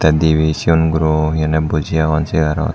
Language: Chakma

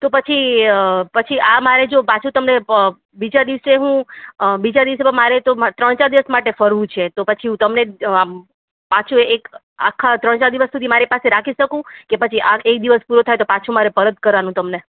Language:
Gujarati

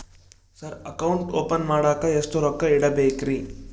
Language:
Kannada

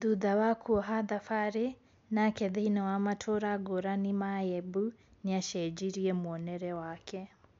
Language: Kikuyu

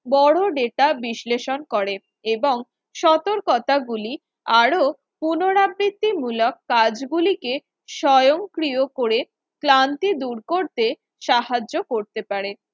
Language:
Bangla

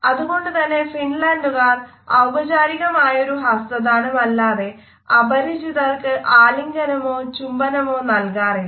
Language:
Malayalam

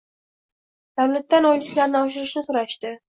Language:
Uzbek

